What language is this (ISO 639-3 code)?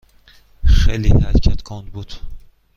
fas